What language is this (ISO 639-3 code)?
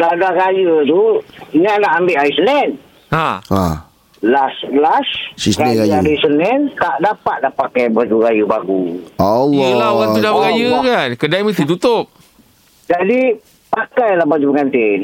msa